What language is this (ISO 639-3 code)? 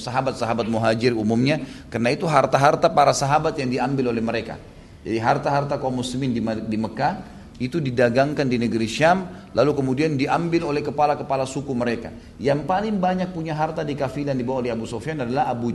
ind